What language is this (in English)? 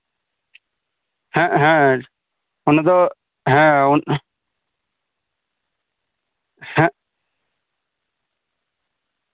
Santali